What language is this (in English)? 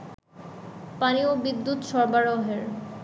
Bangla